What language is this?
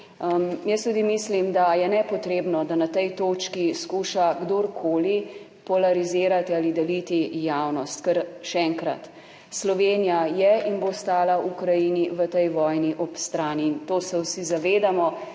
Slovenian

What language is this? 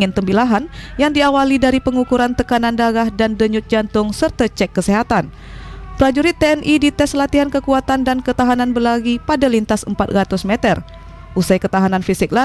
Indonesian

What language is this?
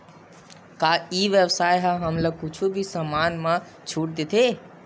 Chhattisgarhi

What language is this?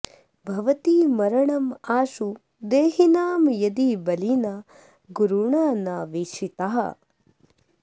Sanskrit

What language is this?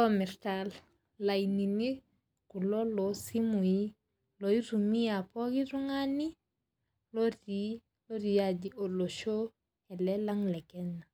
Masai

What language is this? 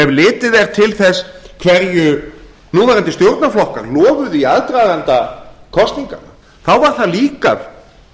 Icelandic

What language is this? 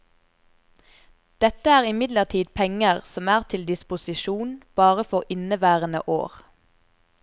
Norwegian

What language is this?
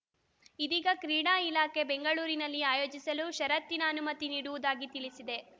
Kannada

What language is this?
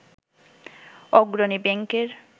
Bangla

